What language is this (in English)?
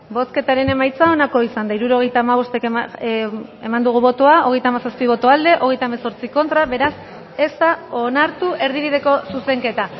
Basque